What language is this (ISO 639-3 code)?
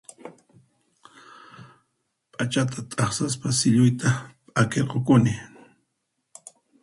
qxp